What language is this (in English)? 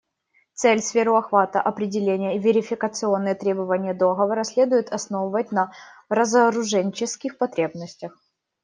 Russian